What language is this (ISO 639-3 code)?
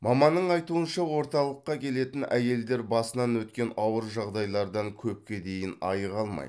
kaz